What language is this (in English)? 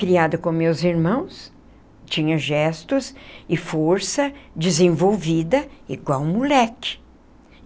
Portuguese